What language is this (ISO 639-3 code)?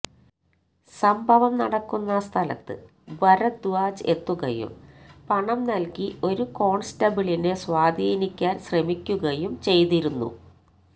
mal